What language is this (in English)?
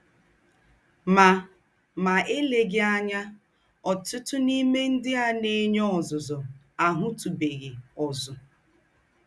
Igbo